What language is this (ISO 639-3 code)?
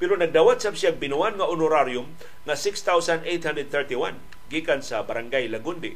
fil